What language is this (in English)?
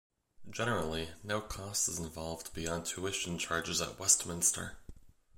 English